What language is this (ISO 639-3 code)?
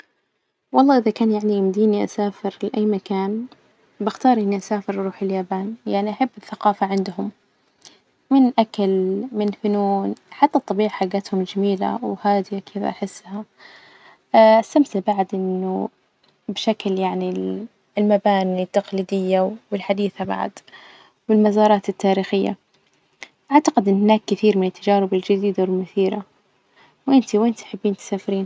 ars